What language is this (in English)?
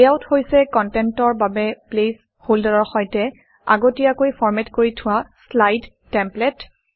Assamese